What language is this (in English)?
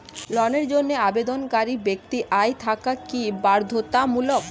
Bangla